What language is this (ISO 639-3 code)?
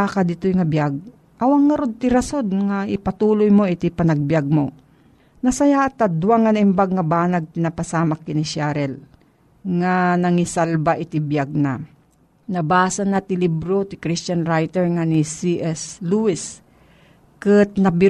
fil